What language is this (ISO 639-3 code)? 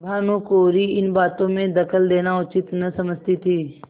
hin